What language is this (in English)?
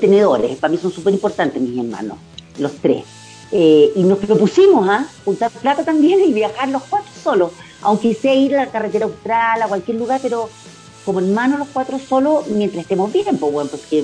Spanish